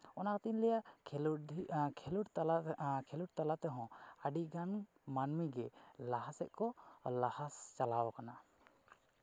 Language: Santali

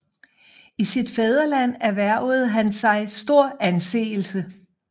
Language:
Danish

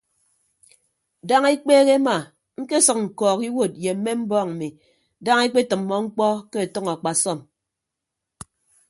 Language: Ibibio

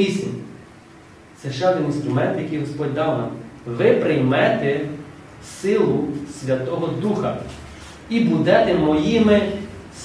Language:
Ukrainian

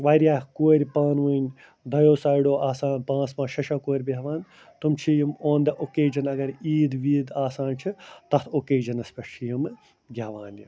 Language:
Kashmiri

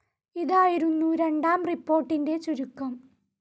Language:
Malayalam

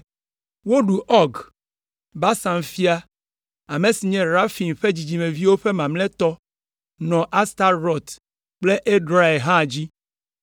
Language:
Ewe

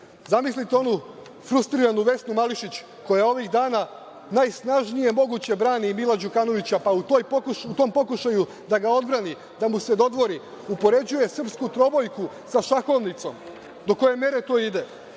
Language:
Serbian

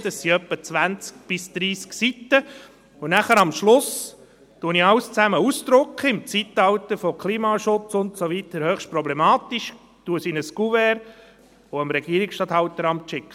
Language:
Swiss German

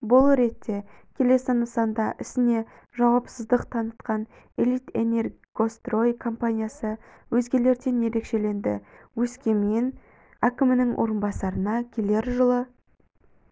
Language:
Kazakh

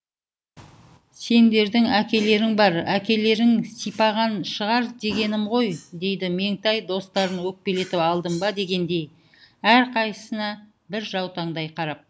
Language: Kazakh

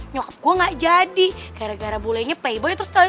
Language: Indonesian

